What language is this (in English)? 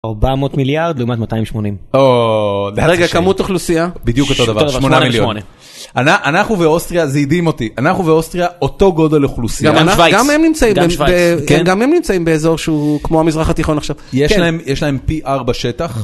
Hebrew